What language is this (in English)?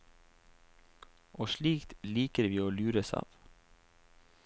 Norwegian